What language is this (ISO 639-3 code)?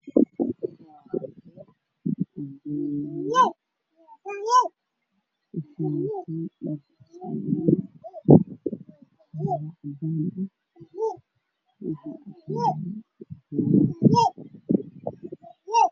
som